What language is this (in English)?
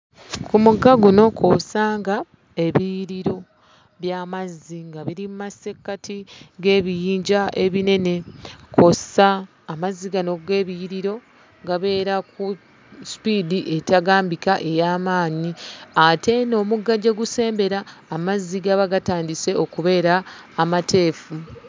Ganda